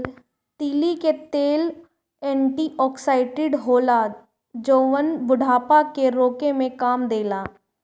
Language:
Bhojpuri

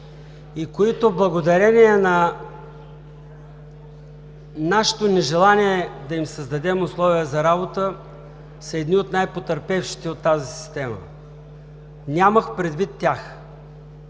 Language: Bulgarian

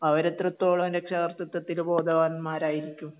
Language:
Malayalam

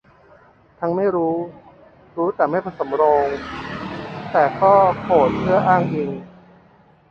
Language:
Thai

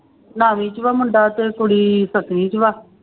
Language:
Punjabi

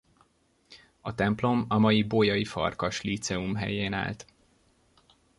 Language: Hungarian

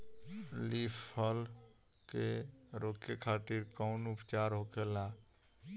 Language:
Bhojpuri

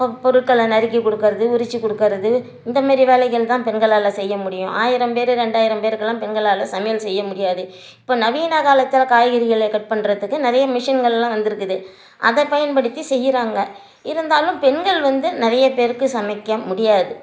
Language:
Tamil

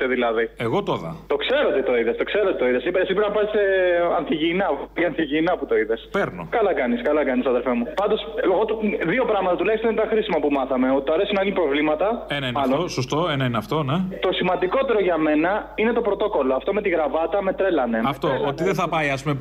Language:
Greek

